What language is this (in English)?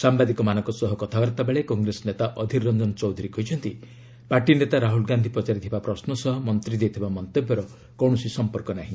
Odia